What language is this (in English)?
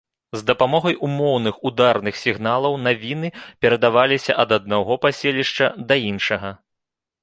Belarusian